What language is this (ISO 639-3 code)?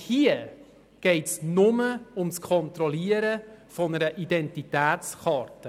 gsw